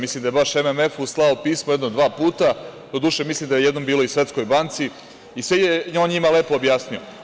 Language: Serbian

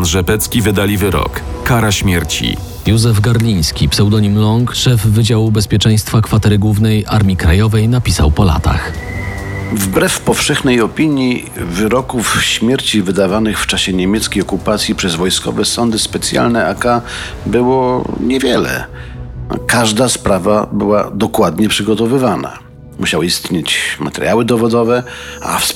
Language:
Polish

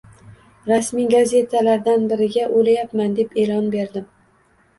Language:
Uzbek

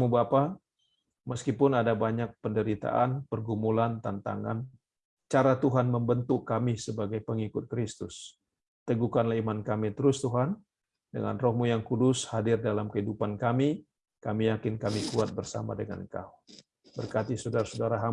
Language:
Indonesian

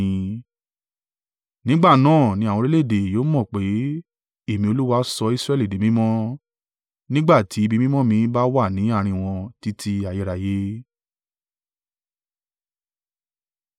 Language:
Yoruba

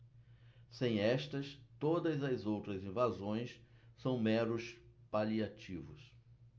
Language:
Portuguese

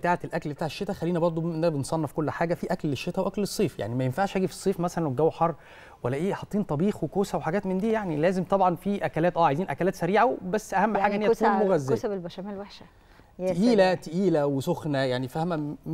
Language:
Arabic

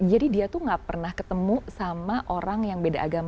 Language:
Indonesian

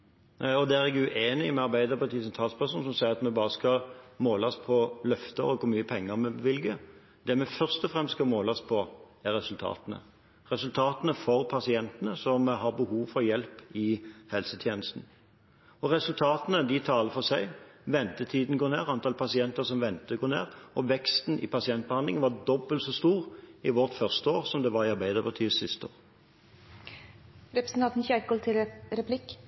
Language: Norwegian Bokmål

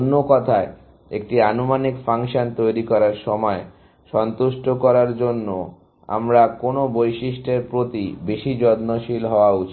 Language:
Bangla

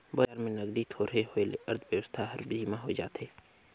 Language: Chhattisgarhi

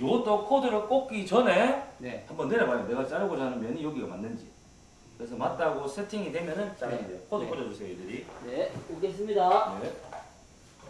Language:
Korean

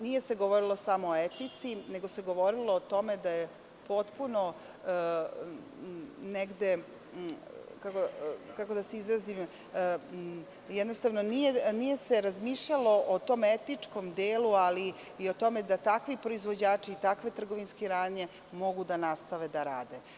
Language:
Serbian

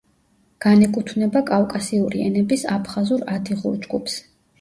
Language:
Georgian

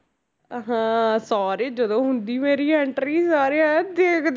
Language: Punjabi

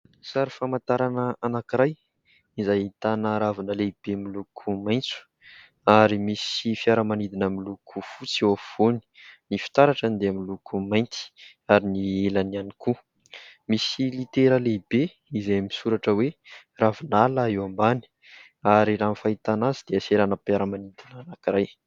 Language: Malagasy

